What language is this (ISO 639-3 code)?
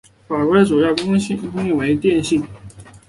zho